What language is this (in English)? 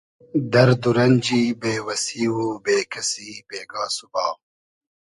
Hazaragi